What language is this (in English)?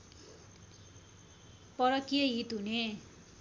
Nepali